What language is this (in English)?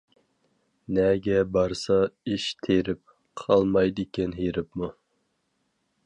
Uyghur